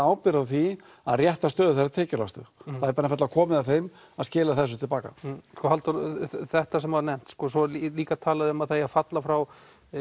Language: Icelandic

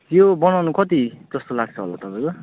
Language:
Nepali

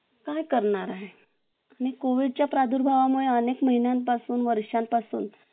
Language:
Marathi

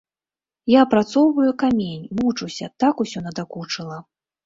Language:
Belarusian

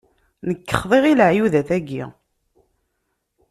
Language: Kabyle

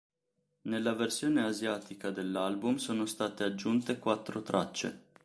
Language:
Italian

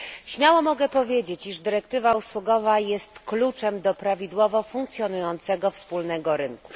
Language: Polish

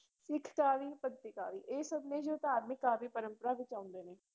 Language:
Punjabi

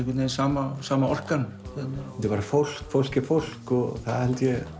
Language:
Icelandic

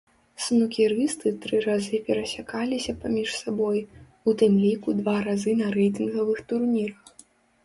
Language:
Belarusian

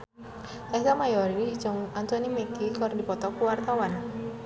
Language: Sundanese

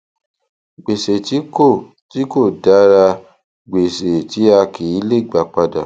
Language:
Yoruba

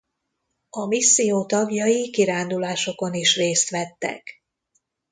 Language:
Hungarian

